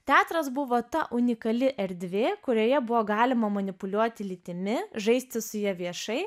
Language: Lithuanian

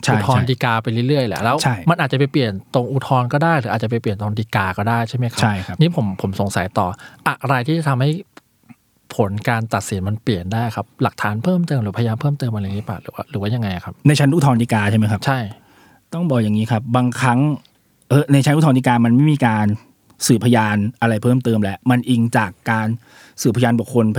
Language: Thai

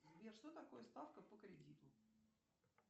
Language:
Russian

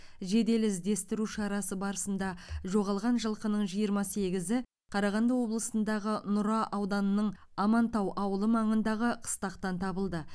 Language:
Kazakh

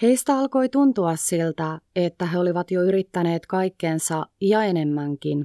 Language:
Finnish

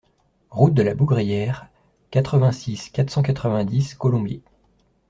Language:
French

